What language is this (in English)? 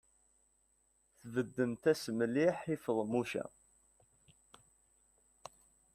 Kabyle